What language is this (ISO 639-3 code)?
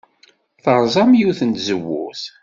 kab